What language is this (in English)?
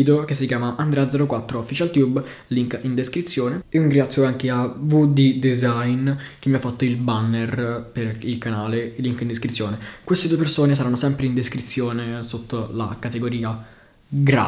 Italian